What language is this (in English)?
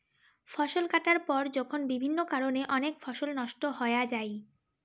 Bangla